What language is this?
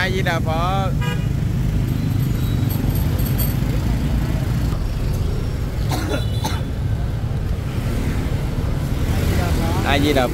Vietnamese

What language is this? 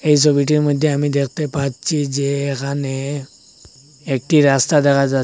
Bangla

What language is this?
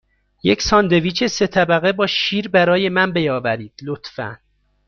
Persian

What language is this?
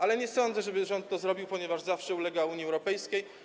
Polish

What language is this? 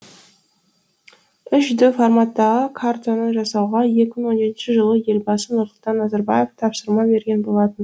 Kazakh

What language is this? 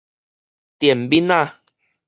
Min Nan Chinese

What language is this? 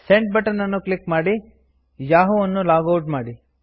Kannada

